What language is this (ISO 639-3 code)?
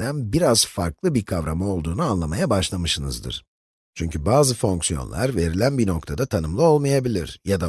tur